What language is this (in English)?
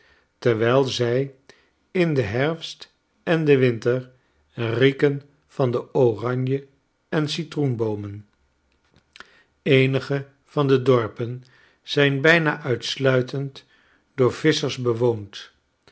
Dutch